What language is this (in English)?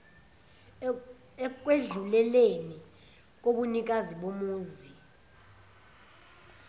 Zulu